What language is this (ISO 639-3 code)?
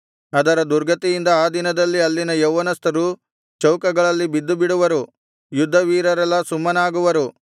kan